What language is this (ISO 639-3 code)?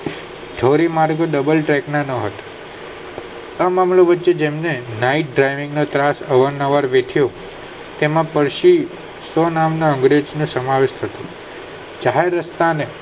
guj